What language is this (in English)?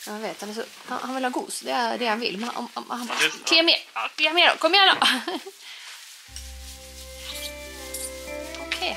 Swedish